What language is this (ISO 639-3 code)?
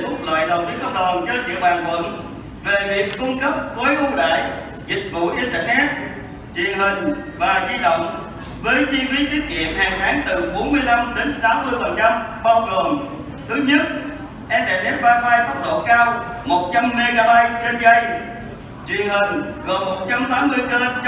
vie